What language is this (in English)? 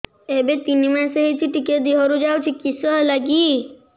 Odia